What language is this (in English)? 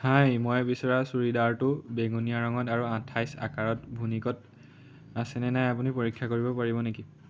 Assamese